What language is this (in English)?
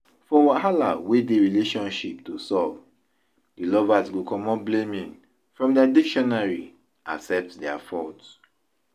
Nigerian Pidgin